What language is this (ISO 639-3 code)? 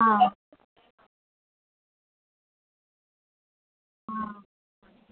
doi